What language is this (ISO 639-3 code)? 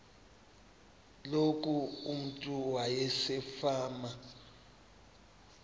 xho